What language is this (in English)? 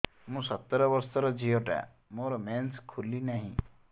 Odia